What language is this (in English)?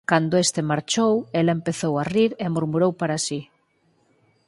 Galician